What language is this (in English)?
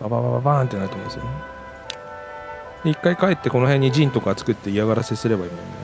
Japanese